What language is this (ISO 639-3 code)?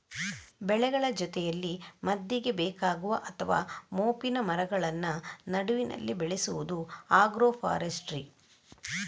kan